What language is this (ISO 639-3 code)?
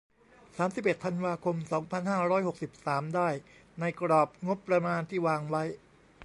tha